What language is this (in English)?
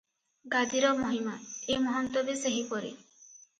Odia